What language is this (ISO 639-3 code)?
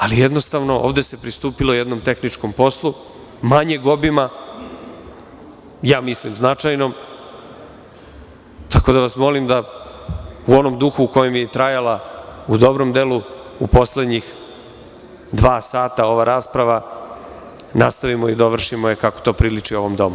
srp